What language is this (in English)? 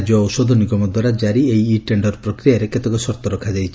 Odia